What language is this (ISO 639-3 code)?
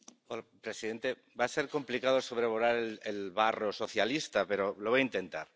spa